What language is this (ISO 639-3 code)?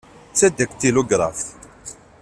kab